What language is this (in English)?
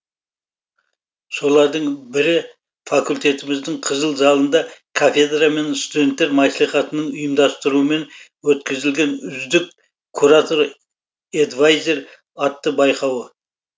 Kazakh